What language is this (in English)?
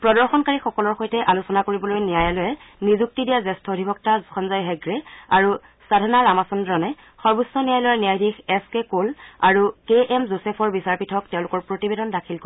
Assamese